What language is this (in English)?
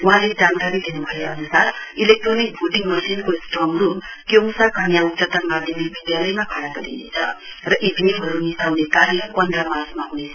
Nepali